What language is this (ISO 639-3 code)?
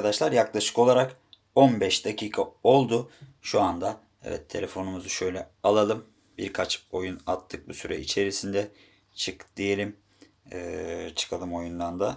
tur